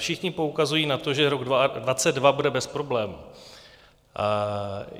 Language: Czech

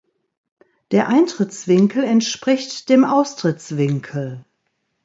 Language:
German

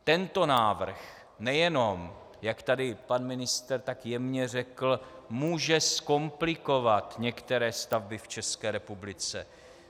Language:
Czech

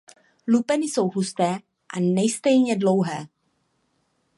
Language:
Czech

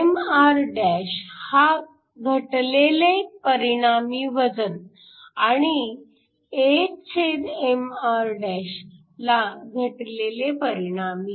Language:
Marathi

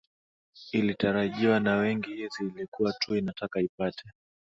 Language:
Swahili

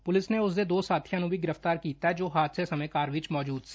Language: Punjabi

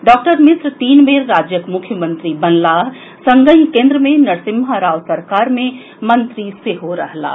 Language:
Maithili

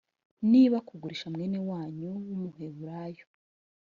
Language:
Kinyarwanda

